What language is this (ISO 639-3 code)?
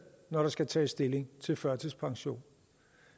dan